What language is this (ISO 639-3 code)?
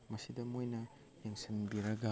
mni